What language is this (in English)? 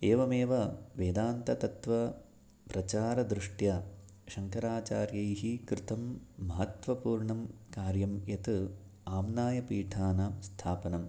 Sanskrit